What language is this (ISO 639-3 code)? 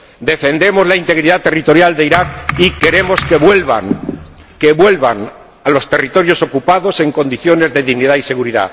spa